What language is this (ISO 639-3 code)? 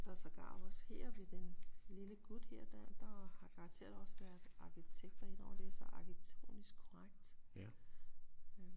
dan